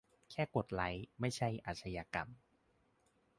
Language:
Thai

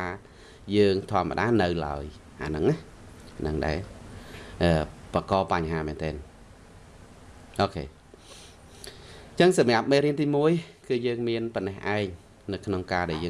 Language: Vietnamese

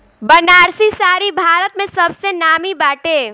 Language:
Bhojpuri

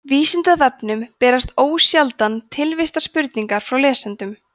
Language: Icelandic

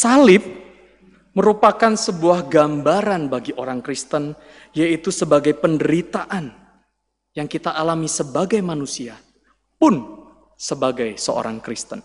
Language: Indonesian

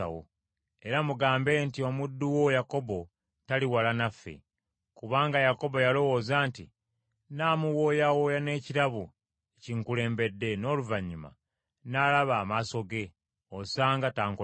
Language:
Ganda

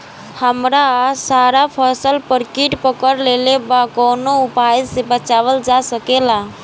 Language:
Bhojpuri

